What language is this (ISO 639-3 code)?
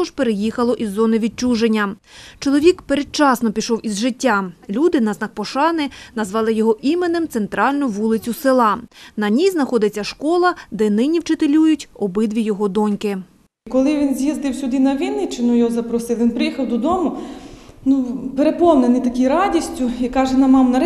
ukr